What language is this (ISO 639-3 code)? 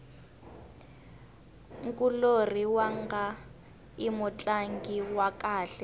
tso